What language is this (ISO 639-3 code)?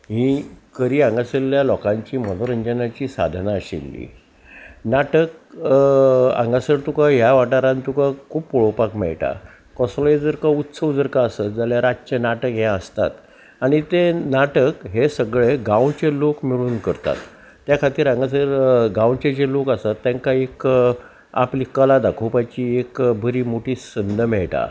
kok